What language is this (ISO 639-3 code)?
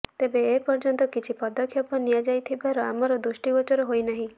ori